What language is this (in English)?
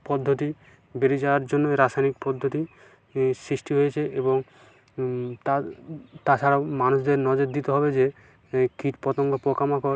Bangla